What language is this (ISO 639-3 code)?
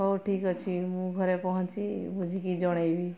ori